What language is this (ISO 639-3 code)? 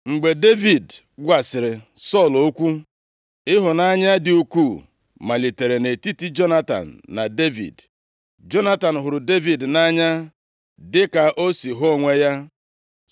ibo